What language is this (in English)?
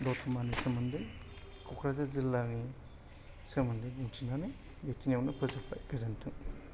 Bodo